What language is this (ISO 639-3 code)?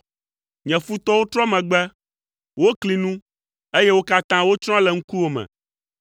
ewe